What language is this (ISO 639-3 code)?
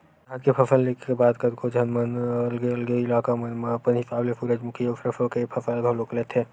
hne